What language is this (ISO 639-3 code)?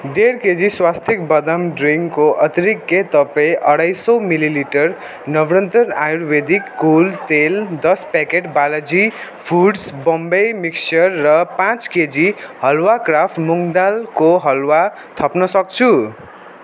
nep